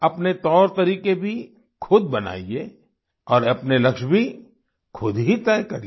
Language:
Hindi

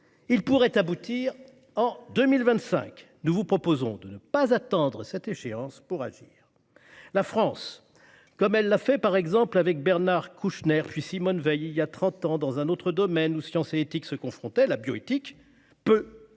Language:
French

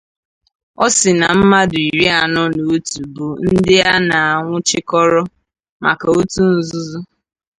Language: Igbo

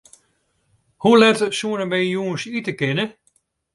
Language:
Western Frisian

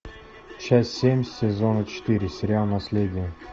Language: Russian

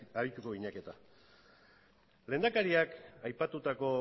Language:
Basque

